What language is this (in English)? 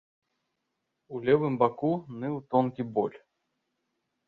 Belarusian